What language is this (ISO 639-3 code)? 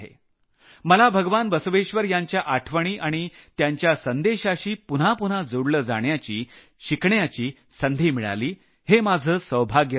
mar